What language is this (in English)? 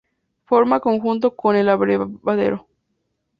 Spanish